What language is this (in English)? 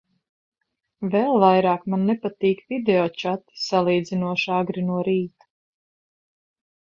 Latvian